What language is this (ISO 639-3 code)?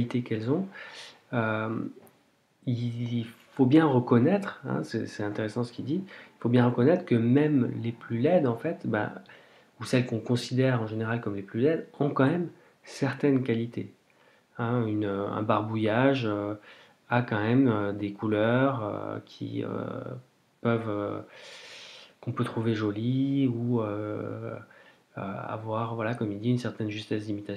fra